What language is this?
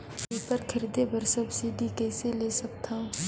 Chhattisgarhi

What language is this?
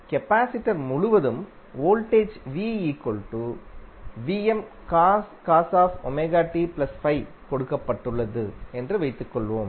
Tamil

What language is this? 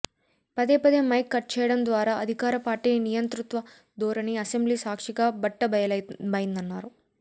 Telugu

